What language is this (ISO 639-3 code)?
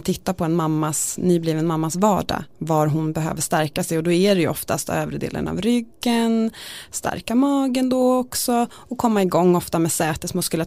swe